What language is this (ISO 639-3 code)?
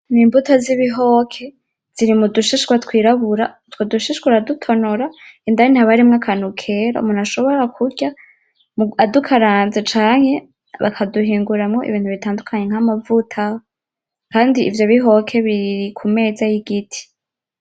run